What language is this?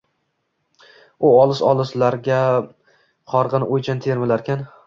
Uzbek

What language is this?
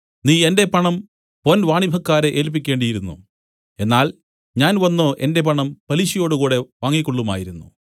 Malayalam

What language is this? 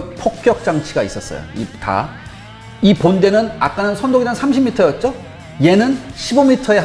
Korean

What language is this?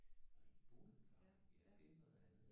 Danish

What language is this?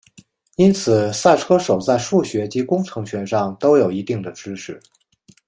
Chinese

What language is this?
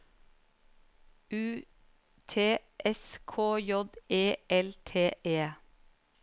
Norwegian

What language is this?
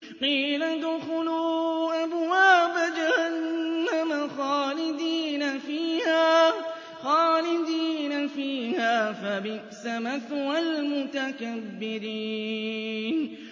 Arabic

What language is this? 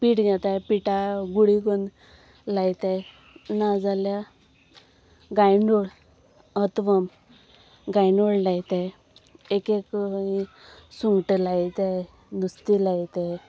Konkani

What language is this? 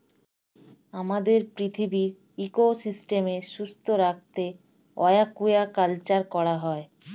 Bangla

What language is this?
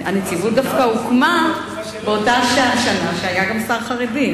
Hebrew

